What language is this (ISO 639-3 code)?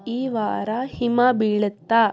kan